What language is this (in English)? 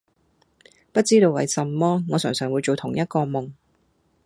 Cantonese